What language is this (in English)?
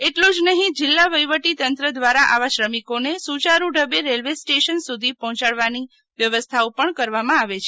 Gujarati